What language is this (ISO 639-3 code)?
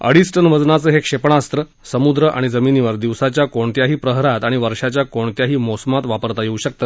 mar